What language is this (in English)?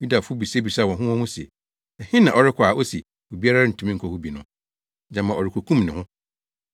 Akan